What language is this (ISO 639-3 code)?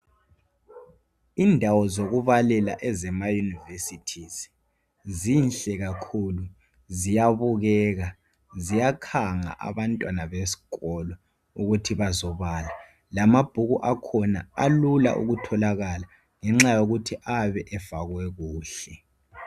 nde